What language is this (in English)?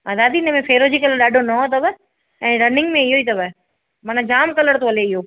Sindhi